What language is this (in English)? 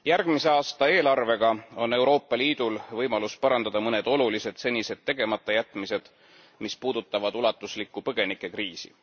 Estonian